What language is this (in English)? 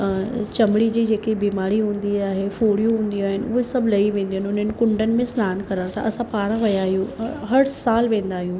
Sindhi